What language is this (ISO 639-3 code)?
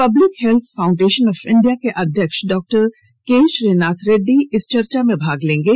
hin